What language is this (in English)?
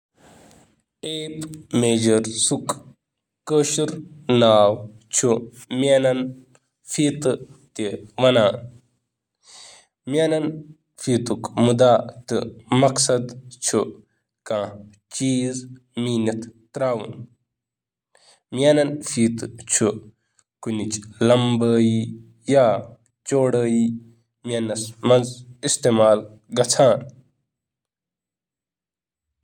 Kashmiri